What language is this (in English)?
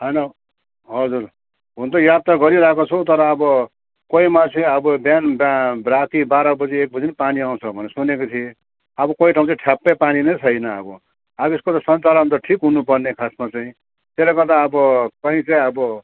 Nepali